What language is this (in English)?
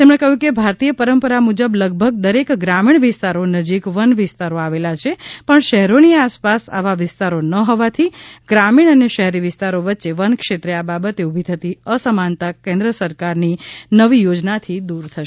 Gujarati